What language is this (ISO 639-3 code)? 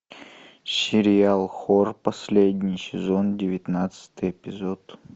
rus